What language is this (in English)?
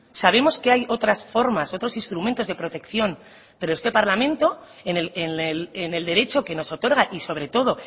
Spanish